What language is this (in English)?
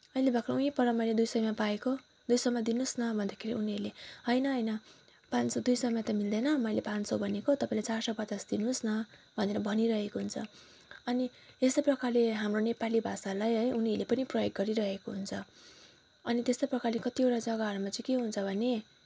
Nepali